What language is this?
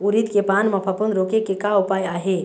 Chhattisgarhi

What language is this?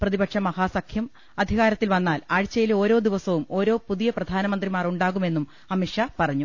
Malayalam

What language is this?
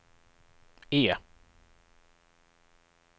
Swedish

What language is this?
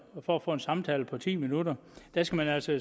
Danish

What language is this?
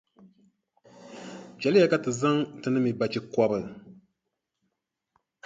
Dagbani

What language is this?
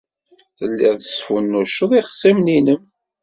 Kabyle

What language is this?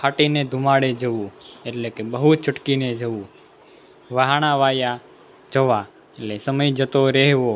Gujarati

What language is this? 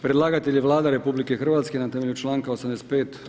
Croatian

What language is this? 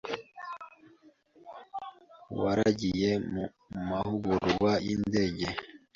Kinyarwanda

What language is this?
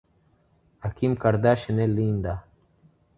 Portuguese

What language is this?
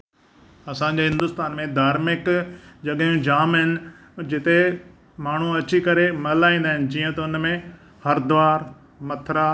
Sindhi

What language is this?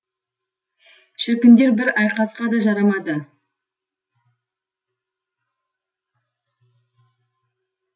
Kazakh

